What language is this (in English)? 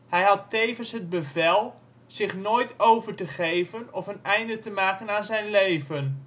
Dutch